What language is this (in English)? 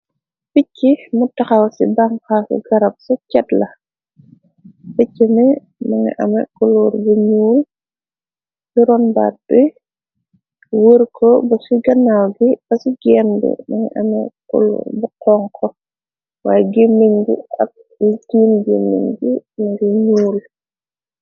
Wolof